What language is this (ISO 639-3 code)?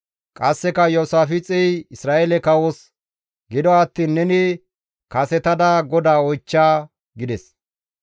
gmv